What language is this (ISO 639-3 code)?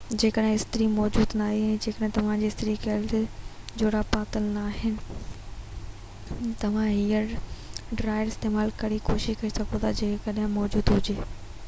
snd